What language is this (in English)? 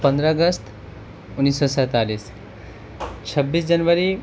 Urdu